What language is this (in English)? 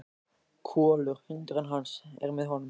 Icelandic